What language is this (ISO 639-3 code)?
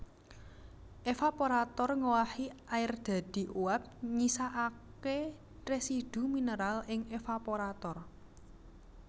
jav